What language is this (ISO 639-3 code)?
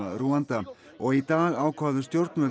isl